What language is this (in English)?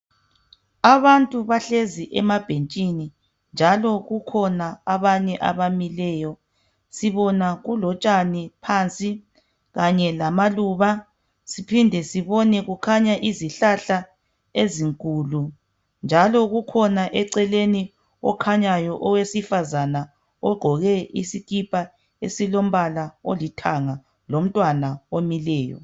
North Ndebele